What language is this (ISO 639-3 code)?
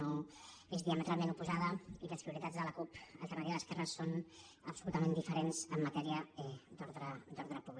cat